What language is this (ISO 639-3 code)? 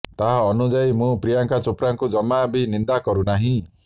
ori